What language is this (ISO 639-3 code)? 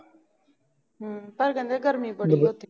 pan